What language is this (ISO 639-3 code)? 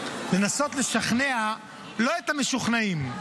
heb